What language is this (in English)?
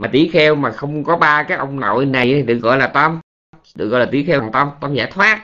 Vietnamese